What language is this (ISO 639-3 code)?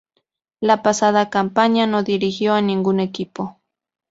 spa